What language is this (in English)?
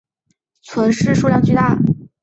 Chinese